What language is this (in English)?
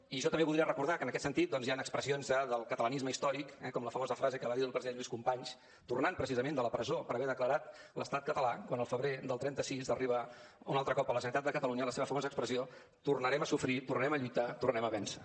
Catalan